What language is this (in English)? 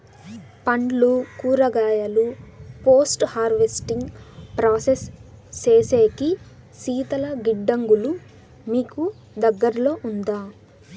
Telugu